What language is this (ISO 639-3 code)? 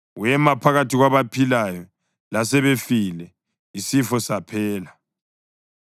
nde